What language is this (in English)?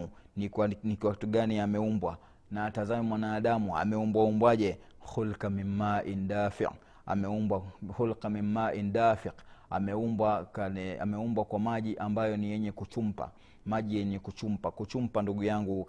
Swahili